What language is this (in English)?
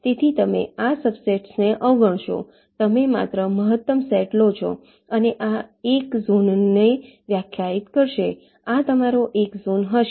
Gujarati